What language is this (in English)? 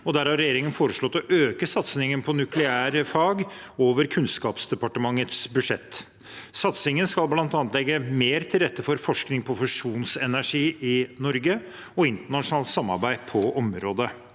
Norwegian